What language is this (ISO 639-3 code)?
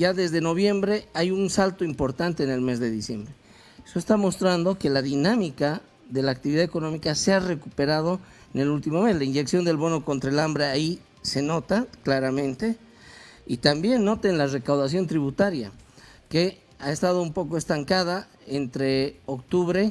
spa